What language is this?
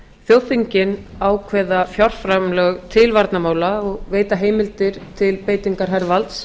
Icelandic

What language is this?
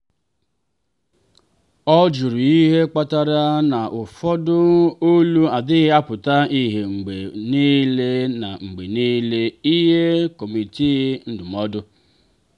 Igbo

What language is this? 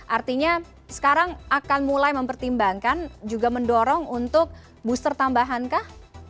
Indonesian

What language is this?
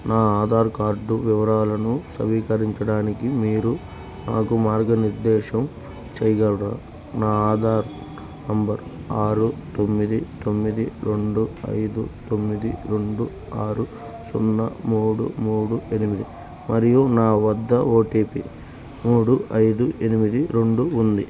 Telugu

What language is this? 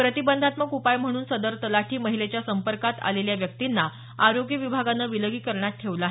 Marathi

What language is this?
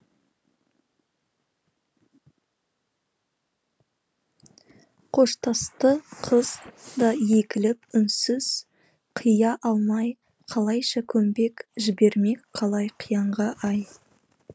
Kazakh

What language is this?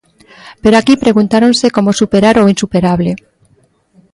Galician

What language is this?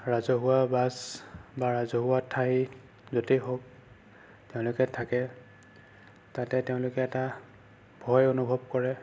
Assamese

